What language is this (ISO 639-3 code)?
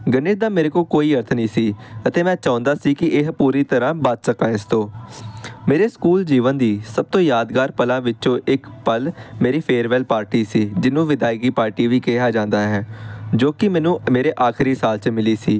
pan